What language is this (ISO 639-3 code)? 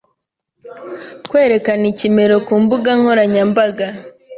kin